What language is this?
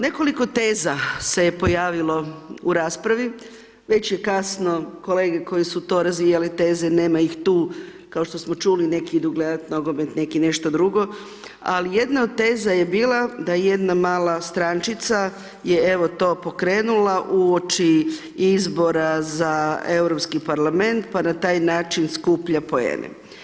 Croatian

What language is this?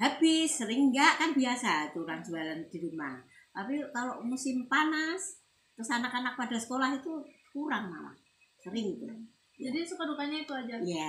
Indonesian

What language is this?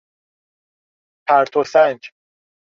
Persian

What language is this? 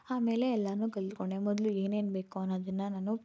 Kannada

